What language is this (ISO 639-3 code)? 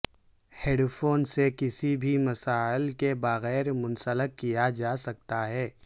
urd